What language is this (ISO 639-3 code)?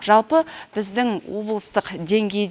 kaz